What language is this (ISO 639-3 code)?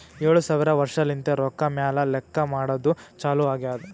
kan